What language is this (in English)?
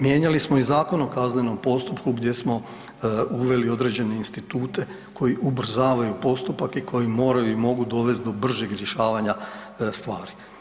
Croatian